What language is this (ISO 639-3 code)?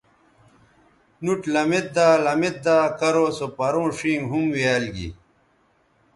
btv